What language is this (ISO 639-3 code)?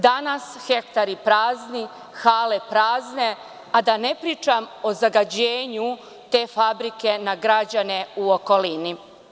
srp